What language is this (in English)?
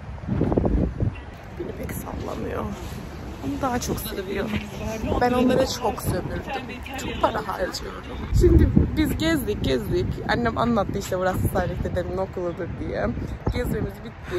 Turkish